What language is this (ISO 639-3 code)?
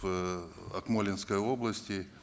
kaz